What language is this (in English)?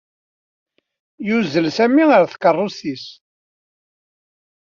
Kabyle